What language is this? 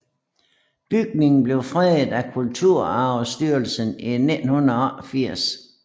Danish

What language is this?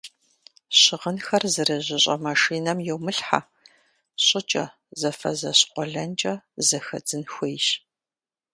Kabardian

